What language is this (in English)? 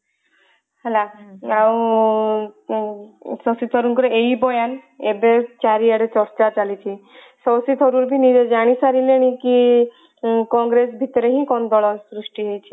Odia